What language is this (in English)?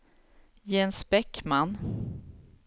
Swedish